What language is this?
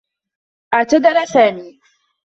Arabic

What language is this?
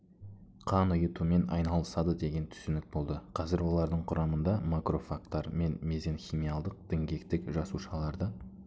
Kazakh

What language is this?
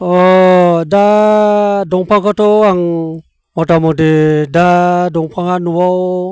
Bodo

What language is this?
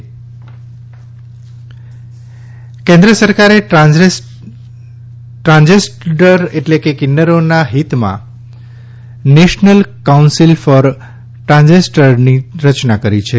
Gujarati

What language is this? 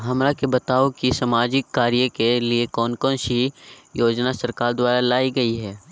Magahi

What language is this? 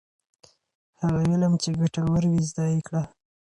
Pashto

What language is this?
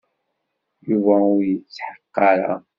Kabyle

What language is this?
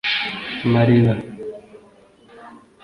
Kinyarwanda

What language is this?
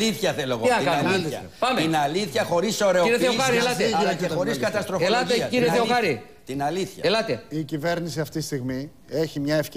Greek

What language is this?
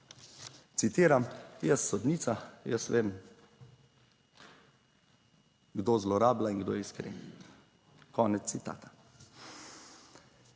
Slovenian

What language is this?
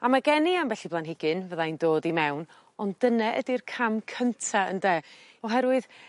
Welsh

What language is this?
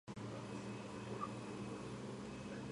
Georgian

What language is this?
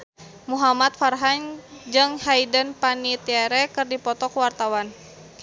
Sundanese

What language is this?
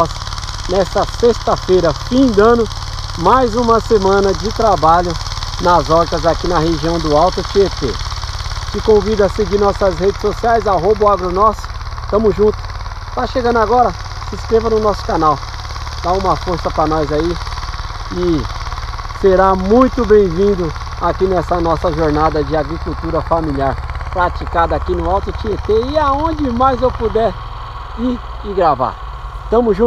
Portuguese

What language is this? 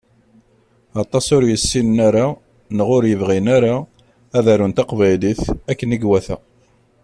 Kabyle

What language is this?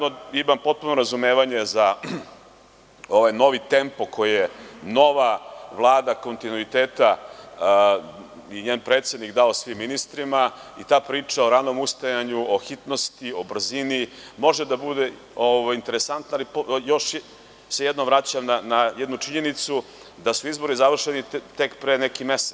Serbian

